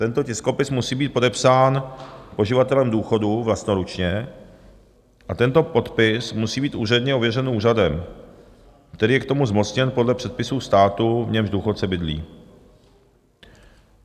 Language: Czech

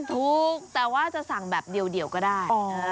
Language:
Thai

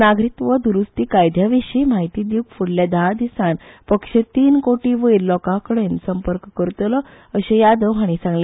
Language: Konkani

